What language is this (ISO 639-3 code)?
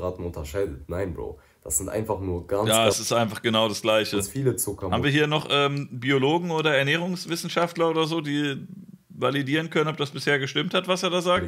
deu